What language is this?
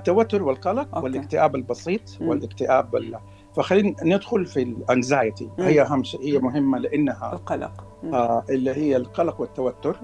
Arabic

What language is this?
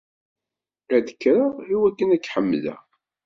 Kabyle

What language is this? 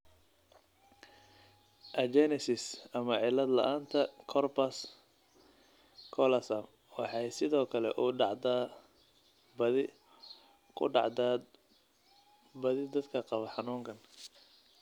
Somali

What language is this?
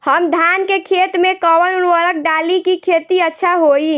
Bhojpuri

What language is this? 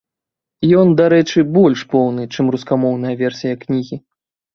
Belarusian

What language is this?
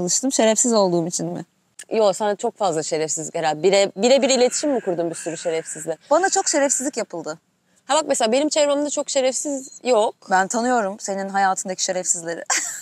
Turkish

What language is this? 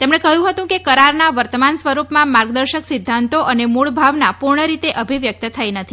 Gujarati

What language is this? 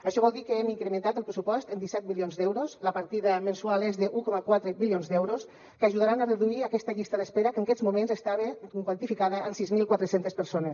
Catalan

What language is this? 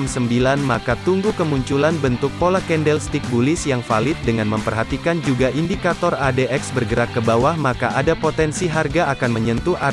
Indonesian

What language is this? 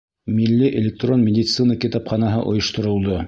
Bashkir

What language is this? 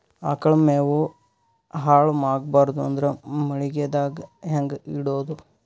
Kannada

